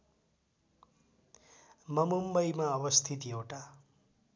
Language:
Nepali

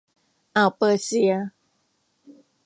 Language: Thai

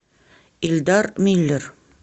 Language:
Russian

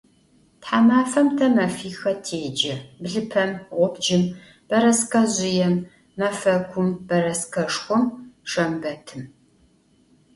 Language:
Adyghe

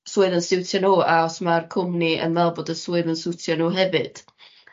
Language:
Welsh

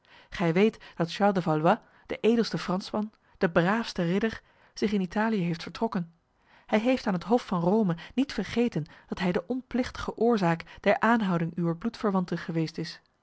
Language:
Dutch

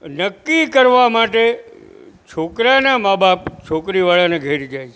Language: Gujarati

